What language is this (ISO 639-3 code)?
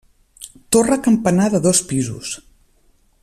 cat